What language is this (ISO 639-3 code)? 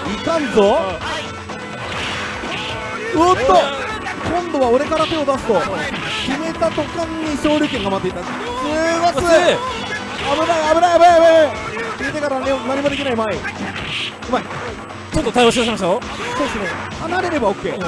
jpn